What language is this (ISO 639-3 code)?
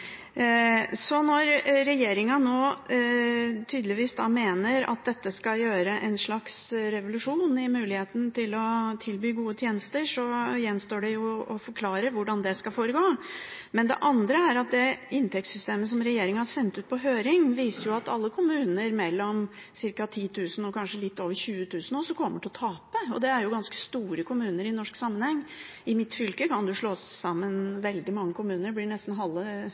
nob